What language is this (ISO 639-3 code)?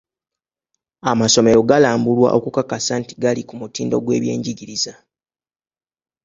lug